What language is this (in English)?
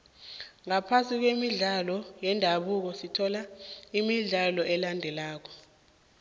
South Ndebele